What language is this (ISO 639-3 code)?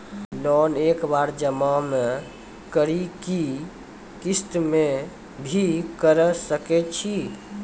mai